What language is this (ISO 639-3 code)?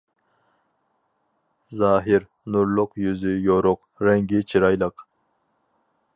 uig